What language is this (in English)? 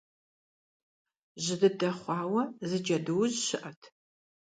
Kabardian